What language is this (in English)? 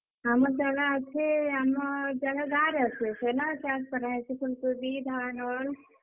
Odia